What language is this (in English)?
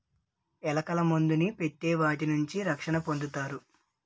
Telugu